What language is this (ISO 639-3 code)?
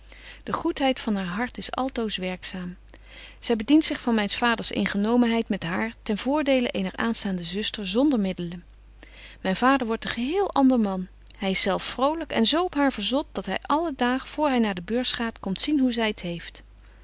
nld